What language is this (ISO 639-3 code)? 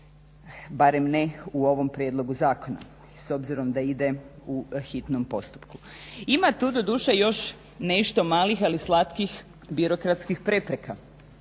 hrv